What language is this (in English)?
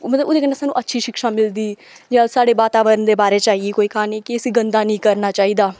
Dogri